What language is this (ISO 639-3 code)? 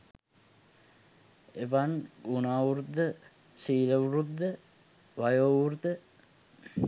sin